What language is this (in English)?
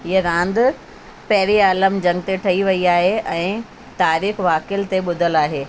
Sindhi